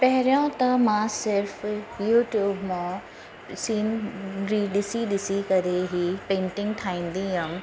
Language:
Sindhi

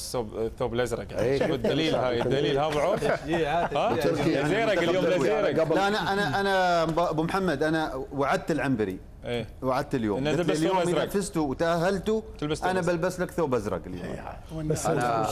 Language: Arabic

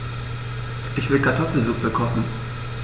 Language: German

